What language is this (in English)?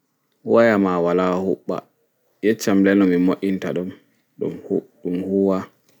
Fula